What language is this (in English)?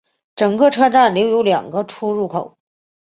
Chinese